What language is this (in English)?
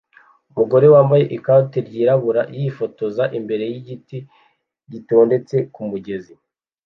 Kinyarwanda